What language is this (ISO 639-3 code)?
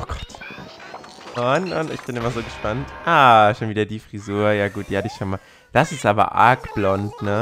deu